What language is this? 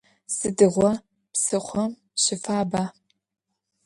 Adyghe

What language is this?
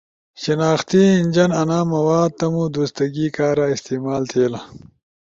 Ushojo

